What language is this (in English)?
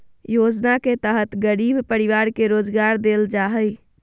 Magahi